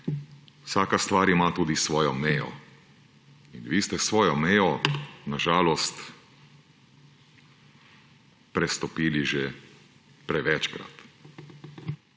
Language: Slovenian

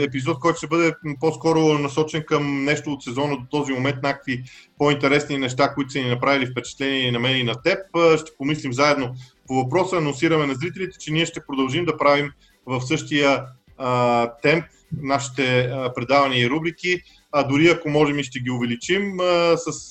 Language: Bulgarian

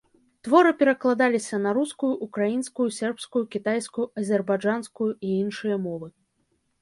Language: Belarusian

